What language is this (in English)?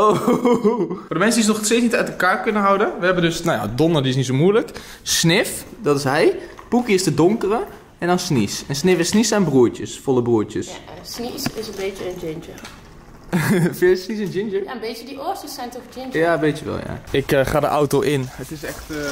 Dutch